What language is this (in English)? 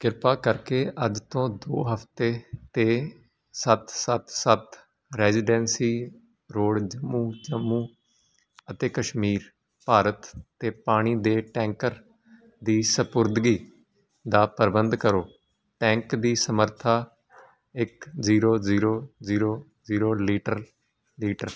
Punjabi